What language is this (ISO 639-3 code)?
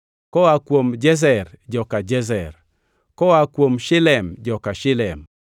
luo